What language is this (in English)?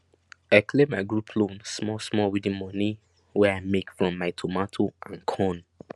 Nigerian Pidgin